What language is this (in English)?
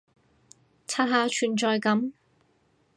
Cantonese